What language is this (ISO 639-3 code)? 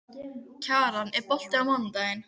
isl